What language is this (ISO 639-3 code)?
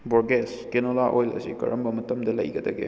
mni